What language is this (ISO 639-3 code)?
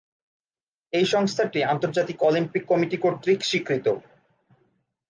ben